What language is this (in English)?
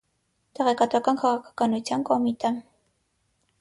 Armenian